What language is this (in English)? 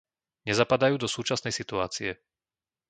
Slovak